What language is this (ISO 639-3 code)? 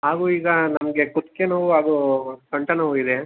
kan